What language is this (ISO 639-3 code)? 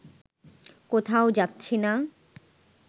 ben